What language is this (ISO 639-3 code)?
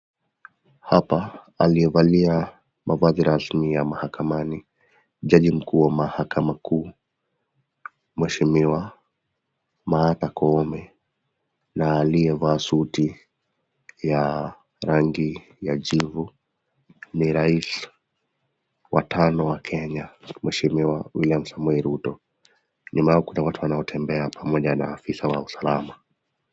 swa